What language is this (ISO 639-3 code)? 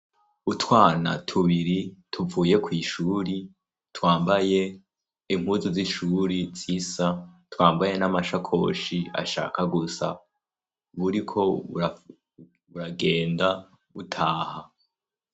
run